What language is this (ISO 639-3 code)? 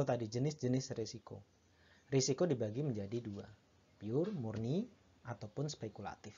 ind